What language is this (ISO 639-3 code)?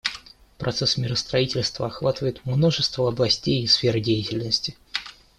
rus